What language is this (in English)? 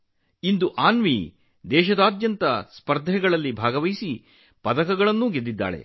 Kannada